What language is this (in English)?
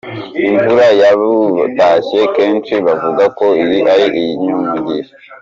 Kinyarwanda